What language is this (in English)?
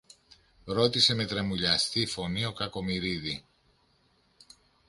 Greek